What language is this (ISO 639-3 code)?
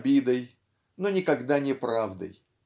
rus